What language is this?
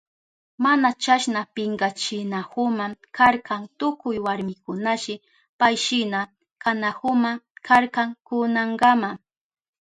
Southern Pastaza Quechua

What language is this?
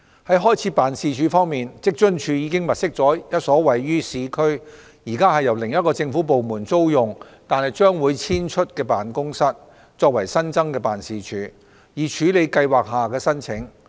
Cantonese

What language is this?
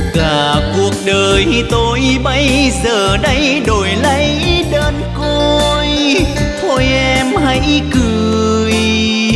Vietnamese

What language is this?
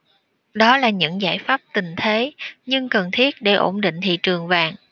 Vietnamese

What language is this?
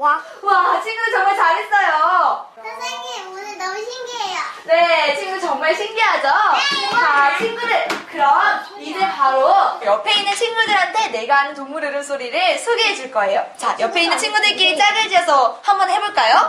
Korean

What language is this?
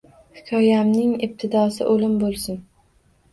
Uzbek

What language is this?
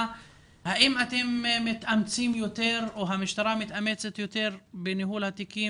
Hebrew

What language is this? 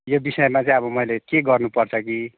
Nepali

